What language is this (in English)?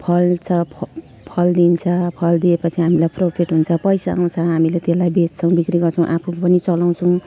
Nepali